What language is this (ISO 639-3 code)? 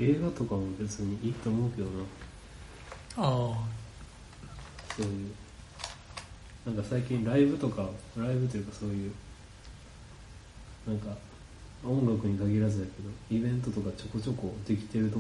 jpn